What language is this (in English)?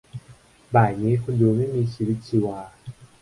Thai